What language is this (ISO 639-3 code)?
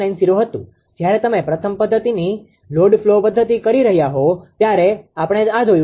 guj